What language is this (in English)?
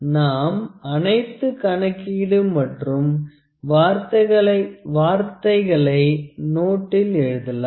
Tamil